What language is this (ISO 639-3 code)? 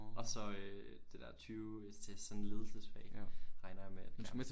dan